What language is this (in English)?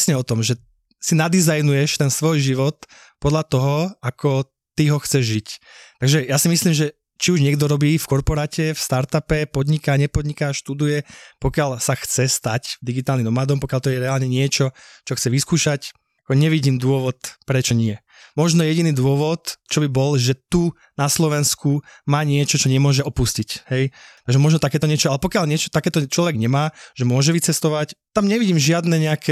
Slovak